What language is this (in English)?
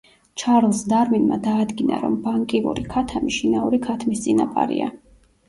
Georgian